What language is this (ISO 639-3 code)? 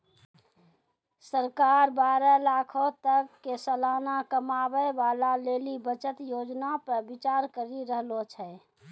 mai